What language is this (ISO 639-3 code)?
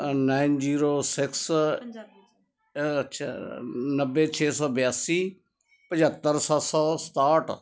pan